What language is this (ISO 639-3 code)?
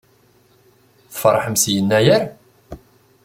kab